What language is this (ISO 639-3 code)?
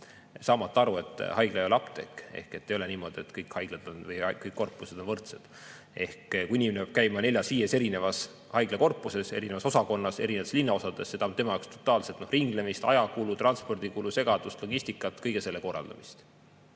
est